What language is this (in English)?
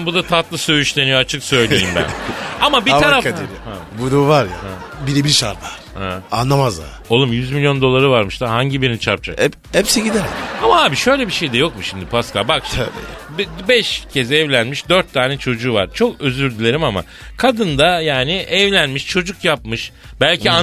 Turkish